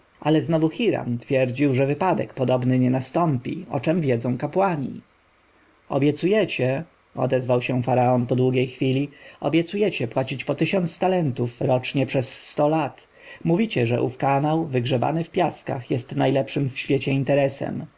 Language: Polish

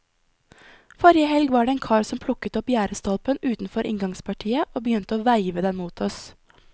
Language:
Norwegian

